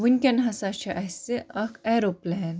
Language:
Kashmiri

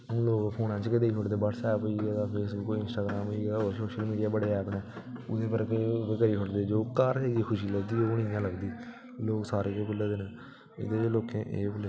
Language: Dogri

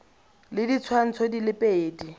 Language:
Tswana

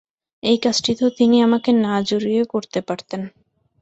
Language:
Bangla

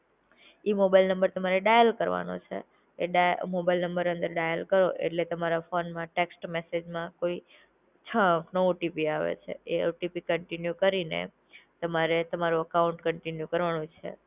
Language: Gujarati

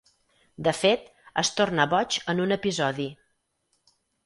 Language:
Catalan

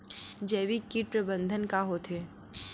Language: Chhattisgarhi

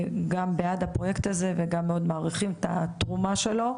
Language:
Hebrew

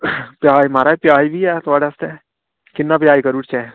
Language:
Dogri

